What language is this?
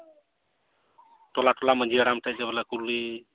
Santali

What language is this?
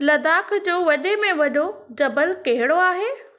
Sindhi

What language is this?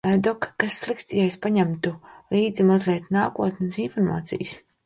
Latvian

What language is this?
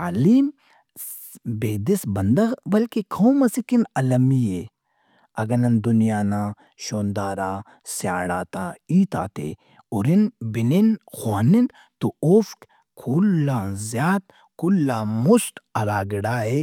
Brahui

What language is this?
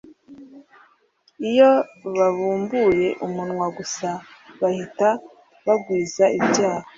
Kinyarwanda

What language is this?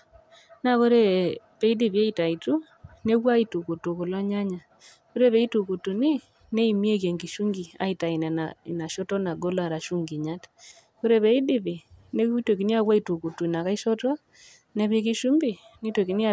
Masai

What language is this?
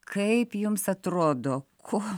Lithuanian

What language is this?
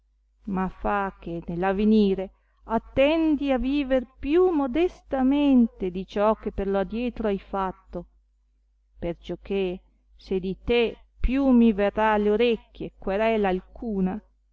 Italian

